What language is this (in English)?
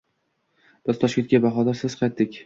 Uzbek